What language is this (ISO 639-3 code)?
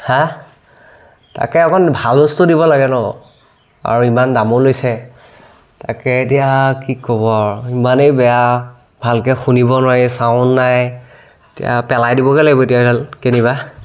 asm